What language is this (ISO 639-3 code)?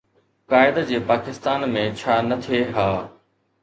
snd